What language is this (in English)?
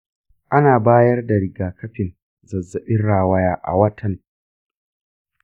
Hausa